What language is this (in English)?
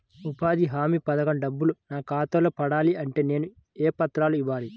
Telugu